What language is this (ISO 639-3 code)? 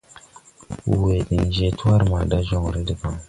tui